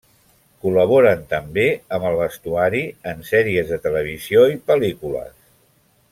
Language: Catalan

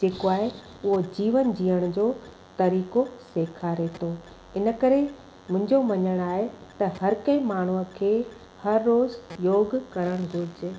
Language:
Sindhi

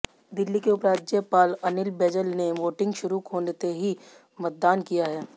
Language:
Hindi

